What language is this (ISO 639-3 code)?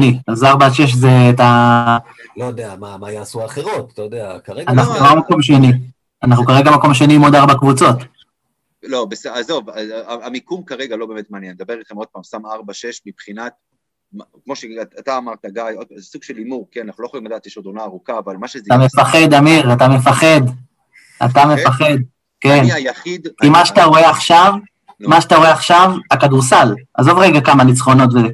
heb